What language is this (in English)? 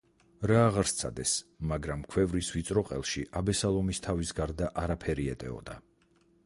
Georgian